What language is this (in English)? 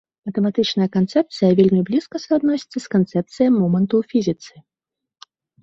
Belarusian